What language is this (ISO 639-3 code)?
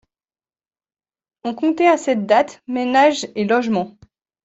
fra